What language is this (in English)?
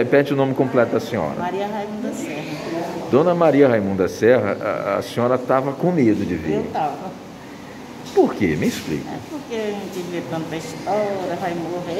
Portuguese